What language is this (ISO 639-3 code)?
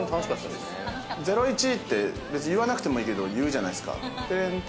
jpn